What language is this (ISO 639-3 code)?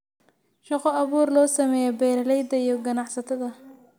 som